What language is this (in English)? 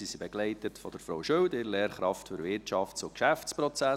Swiss German